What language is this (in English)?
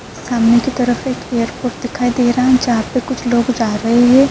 Urdu